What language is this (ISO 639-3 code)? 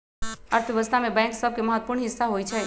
mag